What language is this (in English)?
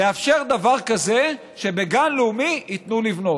Hebrew